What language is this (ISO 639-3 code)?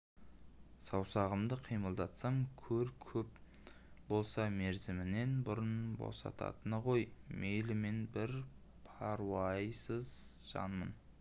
kaz